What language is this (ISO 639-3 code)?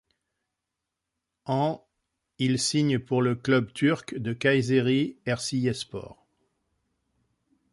fra